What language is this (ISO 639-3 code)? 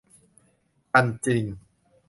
tha